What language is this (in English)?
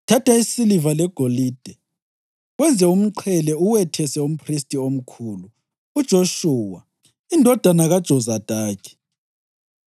North Ndebele